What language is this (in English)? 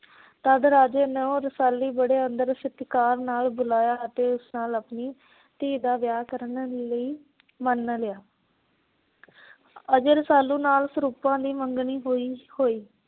Punjabi